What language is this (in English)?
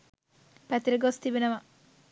Sinhala